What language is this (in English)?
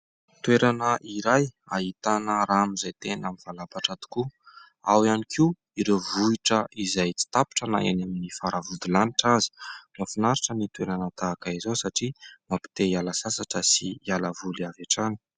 Malagasy